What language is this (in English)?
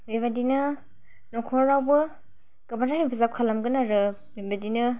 Bodo